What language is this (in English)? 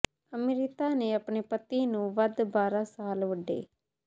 Punjabi